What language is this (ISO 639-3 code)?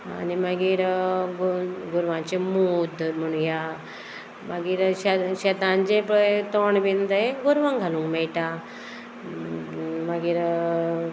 kok